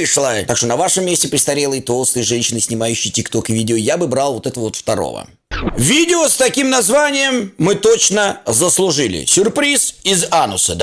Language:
Russian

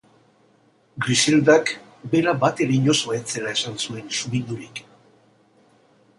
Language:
Basque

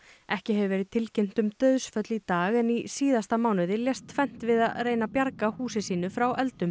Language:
Icelandic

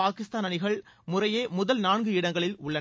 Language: Tamil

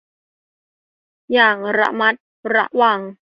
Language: Thai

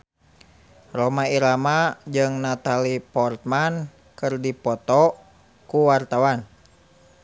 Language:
Sundanese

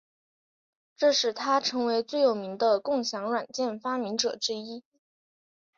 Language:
Chinese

